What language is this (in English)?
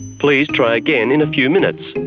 English